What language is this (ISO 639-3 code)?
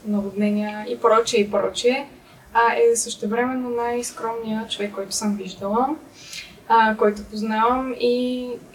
bul